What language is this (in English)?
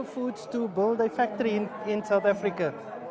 Indonesian